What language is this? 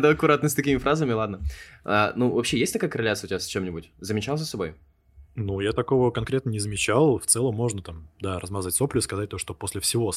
Russian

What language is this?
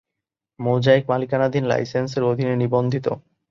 Bangla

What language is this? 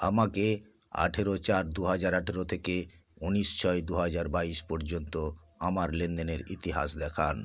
Bangla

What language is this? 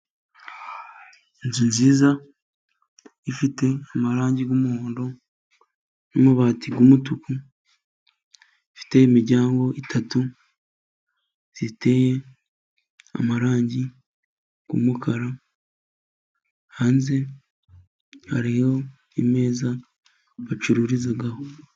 Kinyarwanda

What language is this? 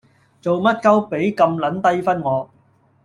Cantonese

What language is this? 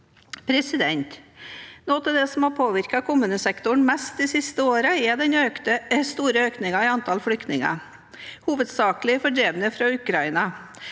Norwegian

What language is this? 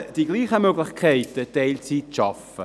Swiss German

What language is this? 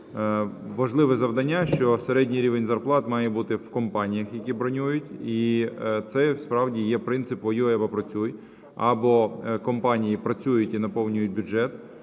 Ukrainian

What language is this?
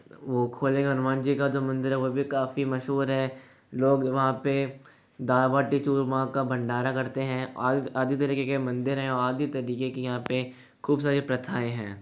Hindi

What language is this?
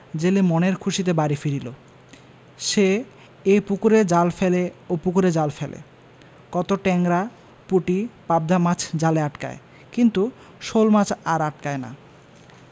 Bangla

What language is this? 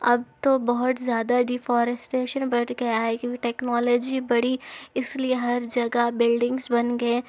Urdu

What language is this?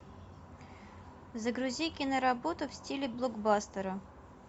Russian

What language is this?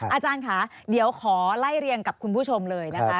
Thai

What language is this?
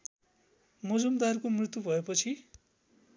Nepali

